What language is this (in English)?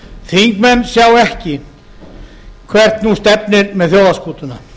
Icelandic